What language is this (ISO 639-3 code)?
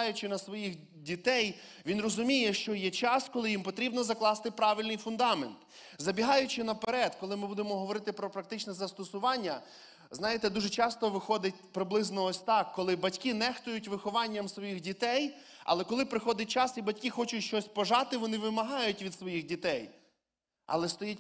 ukr